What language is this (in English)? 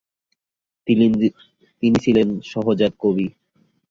Bangla